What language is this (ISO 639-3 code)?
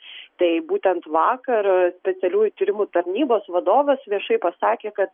lit